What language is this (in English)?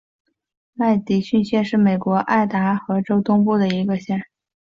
Chinese